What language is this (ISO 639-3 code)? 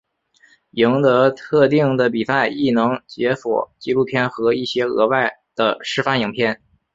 zho